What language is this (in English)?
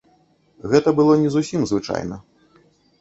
Belarusian